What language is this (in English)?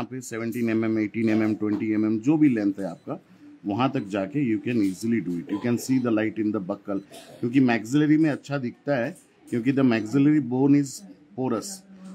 Hindi